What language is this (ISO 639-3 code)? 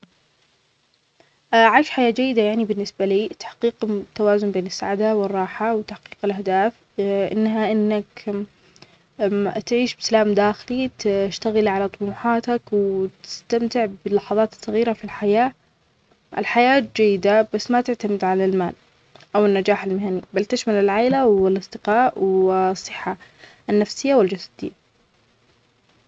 acx